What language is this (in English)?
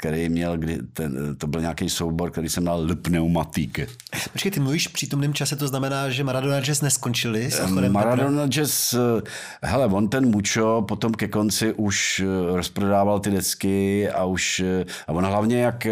Czech